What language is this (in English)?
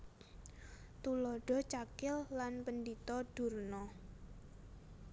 Javanese